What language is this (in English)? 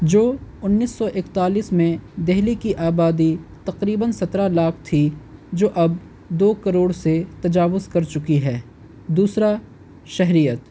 Urdu